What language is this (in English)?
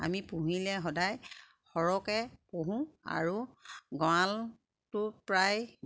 Assamese